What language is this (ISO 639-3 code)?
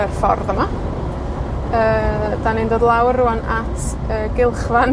cym